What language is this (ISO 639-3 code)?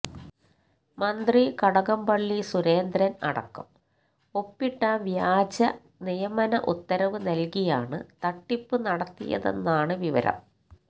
mal